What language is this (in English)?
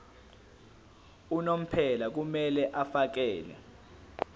Zulu